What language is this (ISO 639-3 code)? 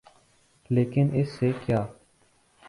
urd